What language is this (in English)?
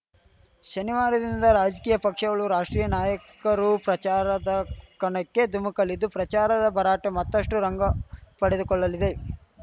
Kannada